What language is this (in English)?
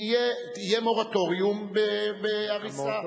Hebrew